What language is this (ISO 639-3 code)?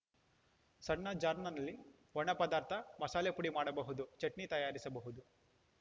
kan